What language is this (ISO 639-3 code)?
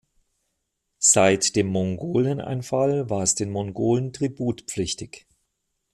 deu